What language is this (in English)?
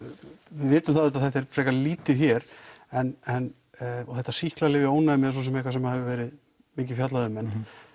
Icelandic